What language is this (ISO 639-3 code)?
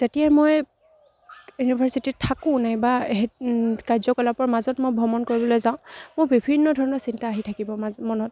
asm